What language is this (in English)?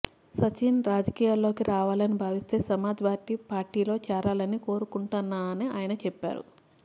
Telugu